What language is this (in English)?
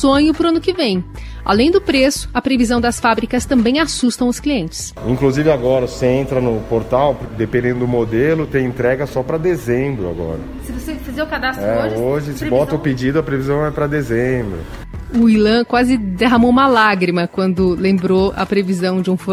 Portuguese